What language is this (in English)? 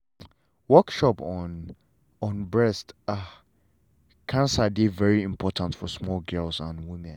Nigerian Pidgin